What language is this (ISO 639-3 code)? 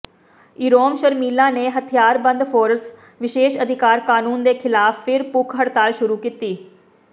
pan